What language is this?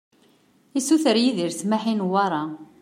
Kabyle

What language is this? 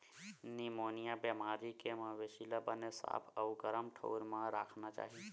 Chhattisgarhi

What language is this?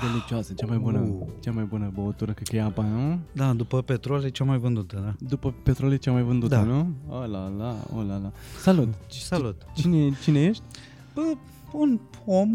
Romanian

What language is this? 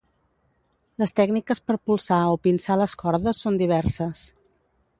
Catalan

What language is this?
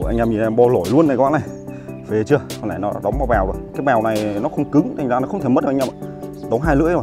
Vietnamese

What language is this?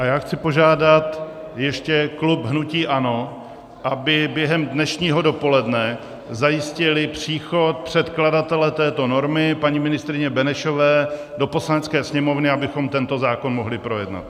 Czech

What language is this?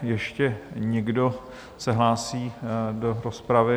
Czech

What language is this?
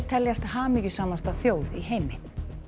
Icelandic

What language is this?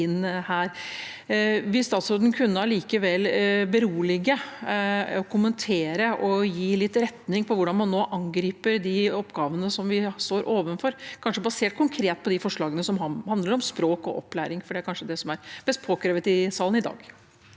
Norwegian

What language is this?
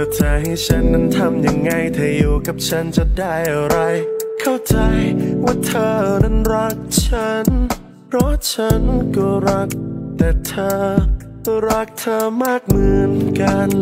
Thai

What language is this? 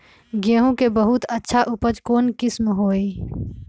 Magahi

